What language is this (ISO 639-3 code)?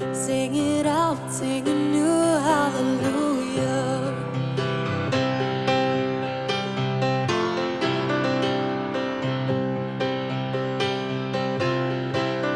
nld